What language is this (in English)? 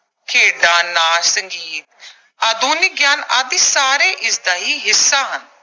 Punjabi